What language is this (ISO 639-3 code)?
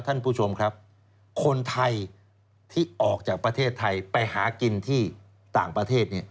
tha